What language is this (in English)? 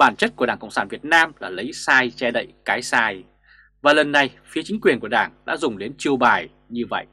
Vietnamese